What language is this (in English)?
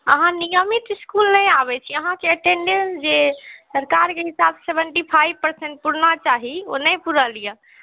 Maithili